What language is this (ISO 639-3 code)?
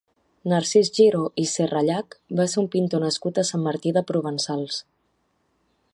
cat